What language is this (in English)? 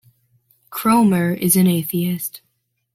English